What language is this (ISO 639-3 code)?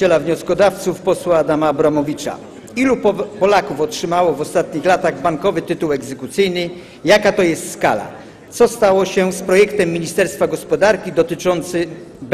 pol